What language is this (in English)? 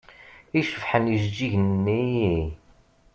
Kabyle